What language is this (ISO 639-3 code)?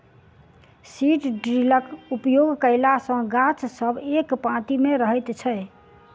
mai